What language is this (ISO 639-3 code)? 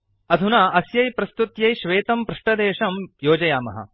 san